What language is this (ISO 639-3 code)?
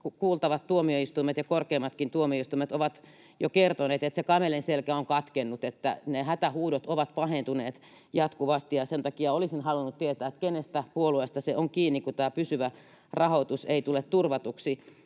fin